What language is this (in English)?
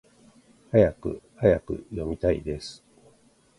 Japanese